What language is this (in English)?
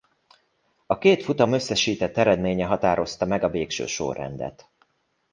Hungarian